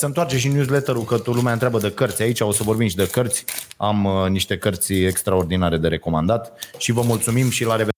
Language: Romanian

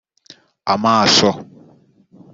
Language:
Kinyarwanda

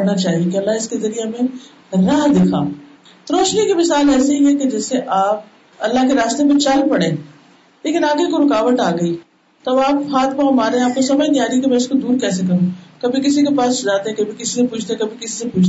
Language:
Urdu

